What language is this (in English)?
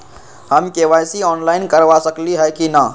Magahi